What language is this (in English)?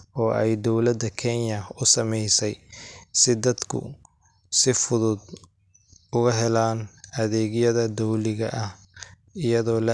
Somali